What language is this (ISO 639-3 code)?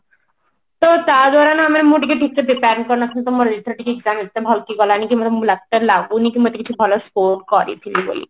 ori